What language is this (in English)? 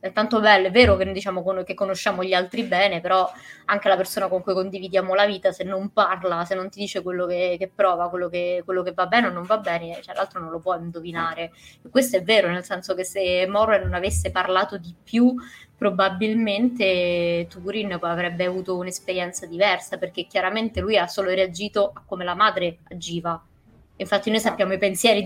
Italian